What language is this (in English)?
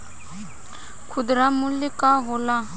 Bhojpuri